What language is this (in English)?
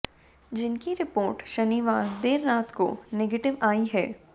Hindi